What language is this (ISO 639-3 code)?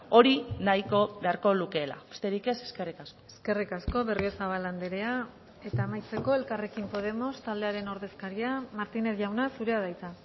eus